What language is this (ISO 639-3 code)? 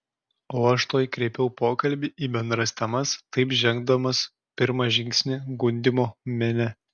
lit